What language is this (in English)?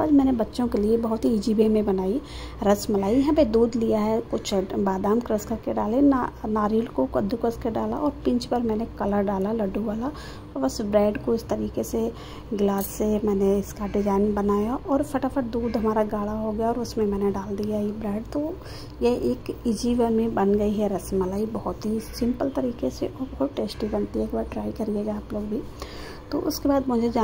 Hindi